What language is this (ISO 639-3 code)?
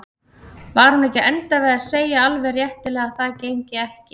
isl